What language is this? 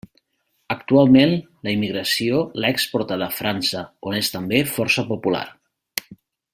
Catalan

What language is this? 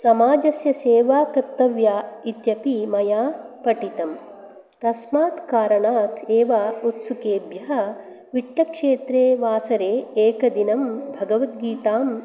Sanskrit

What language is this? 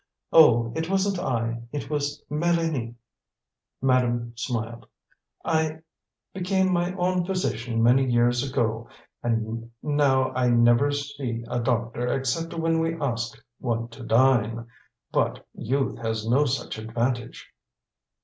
English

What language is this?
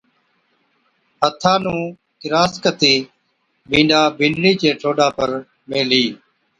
Od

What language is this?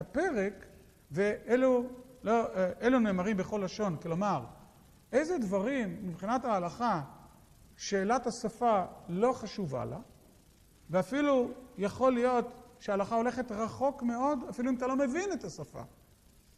Hebrew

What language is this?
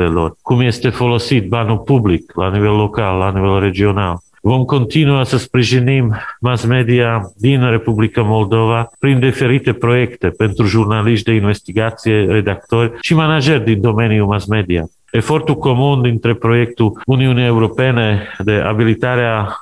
Romanian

